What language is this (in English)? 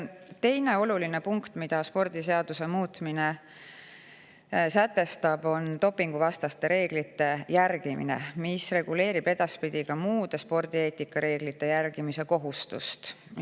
Estonian